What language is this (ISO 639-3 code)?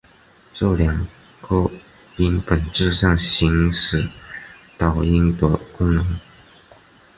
zho